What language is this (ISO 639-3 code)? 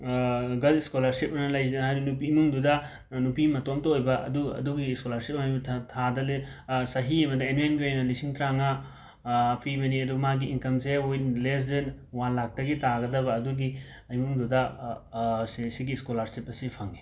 mni